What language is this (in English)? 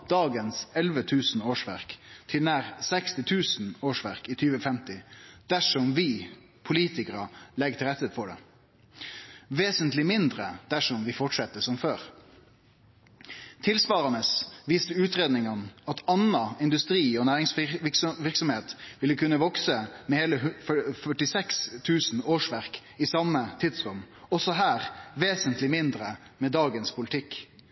Norwegian Nynorsk